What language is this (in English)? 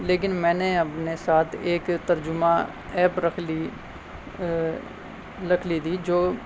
Urdu